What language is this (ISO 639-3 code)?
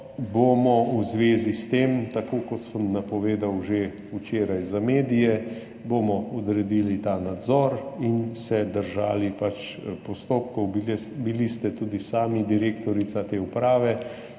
slv